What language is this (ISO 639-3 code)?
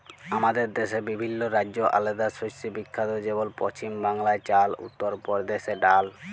ben